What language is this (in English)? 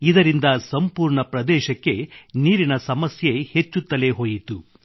Kannada